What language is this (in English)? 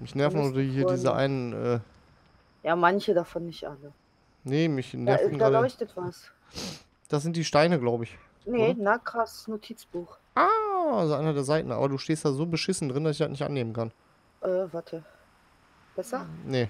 German